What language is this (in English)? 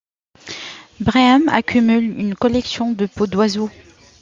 French